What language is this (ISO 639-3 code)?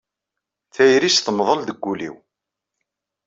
kab